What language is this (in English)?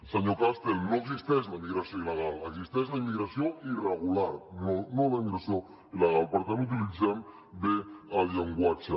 Catalan